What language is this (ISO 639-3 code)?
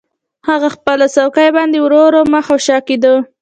pus